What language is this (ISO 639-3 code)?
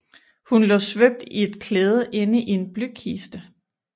dan